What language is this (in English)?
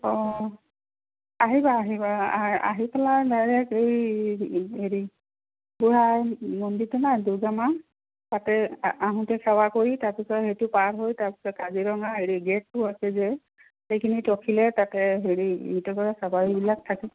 Assamese